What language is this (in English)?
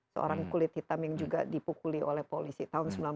Indonesian